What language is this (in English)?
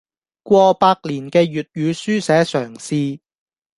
Cantonese